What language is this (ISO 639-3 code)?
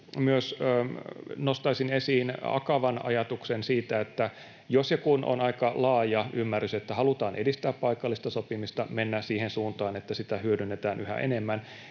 fin